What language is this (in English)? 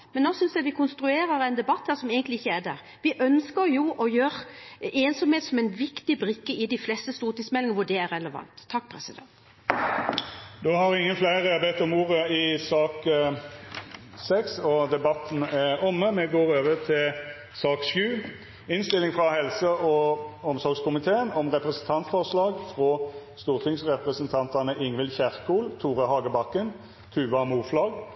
Norwegian